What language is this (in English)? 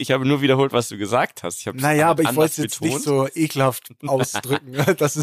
German